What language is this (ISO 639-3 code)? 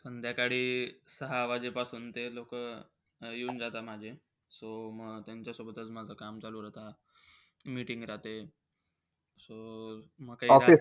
mar